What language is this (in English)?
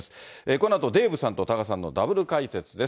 Japanese